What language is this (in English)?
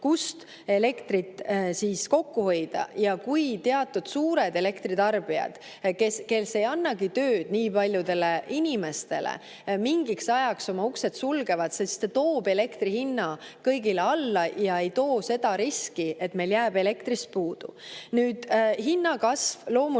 Estonian